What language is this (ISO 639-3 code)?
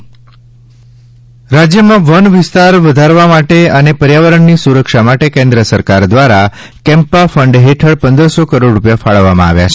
guj